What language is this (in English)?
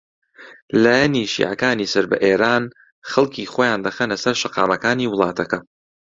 Central Kurdish